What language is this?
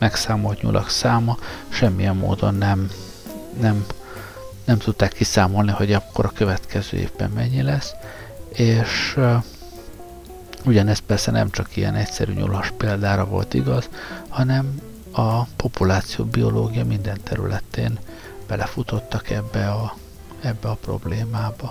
Hungarian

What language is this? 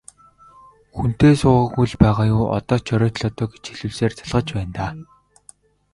Mongolian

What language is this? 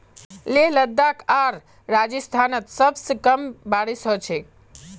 Magahi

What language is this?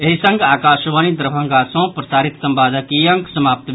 Maithili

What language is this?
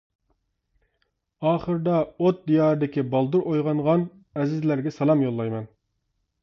Uyghur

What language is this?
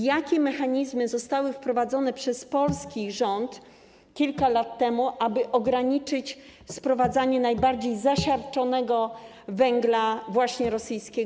Polish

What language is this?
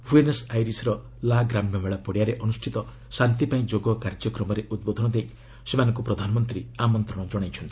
Odia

